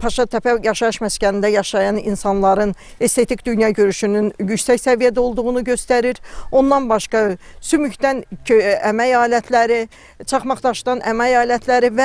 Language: Turkish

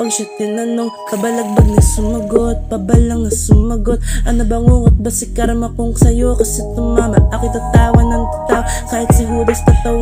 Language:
Indonesian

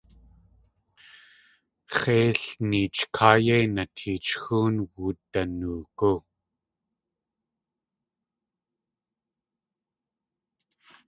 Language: Tlingit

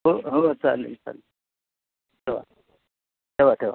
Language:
Marathi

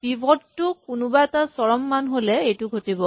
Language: Assamese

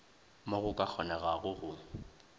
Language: Northern Sotho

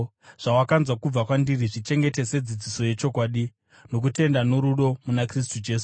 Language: Shona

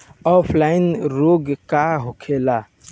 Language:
Bhojpuri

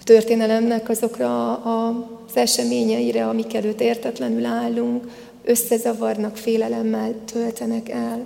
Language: Hungarian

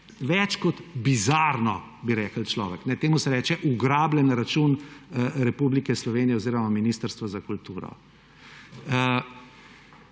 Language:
Slovenian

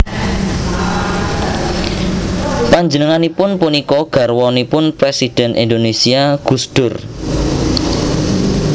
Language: Javanese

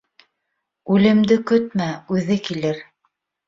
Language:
Bashkir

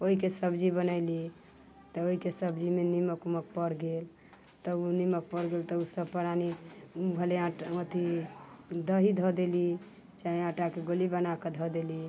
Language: Maithili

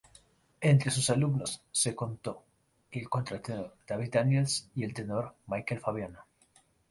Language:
Spanish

